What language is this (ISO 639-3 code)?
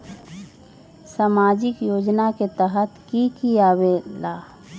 mag